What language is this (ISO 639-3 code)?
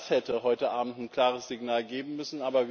deu